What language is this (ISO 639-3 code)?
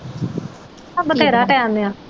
pan